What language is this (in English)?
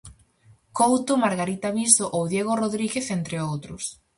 Galician